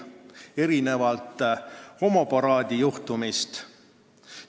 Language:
Estonian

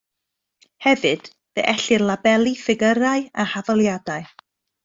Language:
Welsh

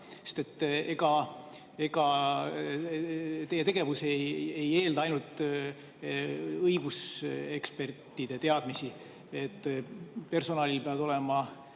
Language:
Estonian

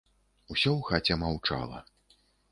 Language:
Belarusian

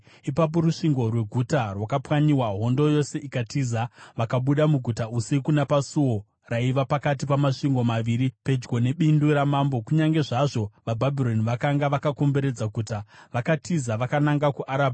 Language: Shona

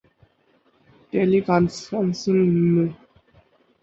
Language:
Urdu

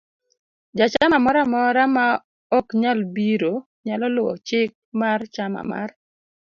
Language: Luo (Kenya and Tanzania)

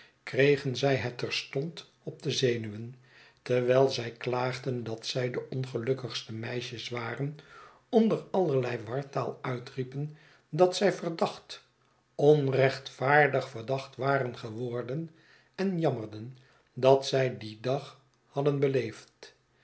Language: Dutch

